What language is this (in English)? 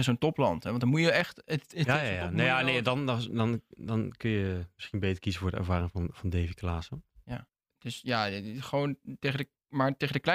Dutch